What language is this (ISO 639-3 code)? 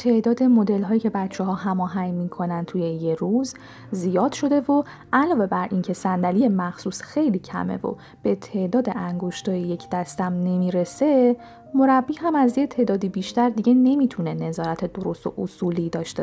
fas